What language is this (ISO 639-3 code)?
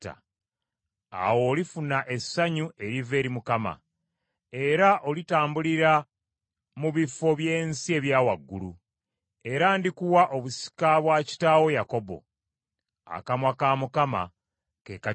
lug